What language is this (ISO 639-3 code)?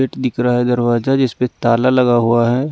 hin